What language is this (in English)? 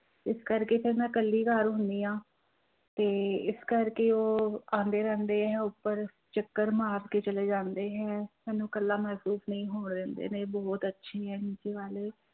Punjabi